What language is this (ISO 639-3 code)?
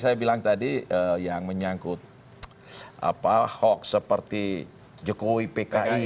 ind